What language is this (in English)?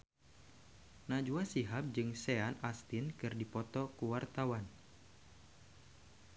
Sundanese